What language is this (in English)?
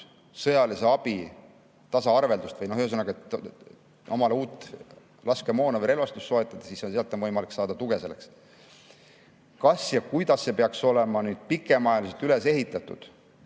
Estonian